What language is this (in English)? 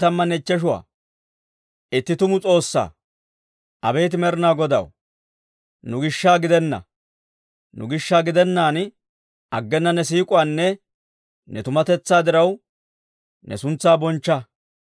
Dawro